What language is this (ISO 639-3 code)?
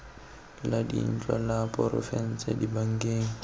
tsn